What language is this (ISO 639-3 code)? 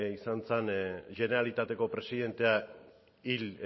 eus